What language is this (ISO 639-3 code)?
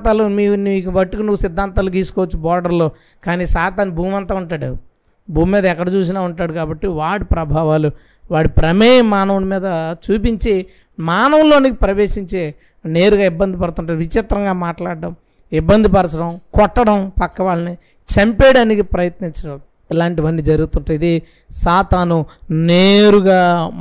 tel